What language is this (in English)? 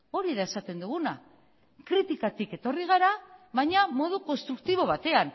Basque